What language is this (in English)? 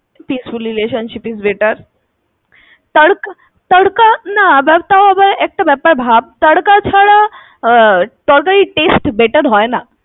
Bangla